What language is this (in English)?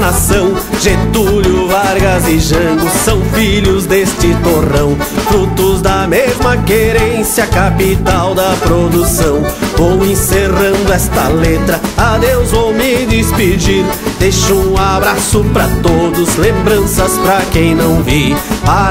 Portuguese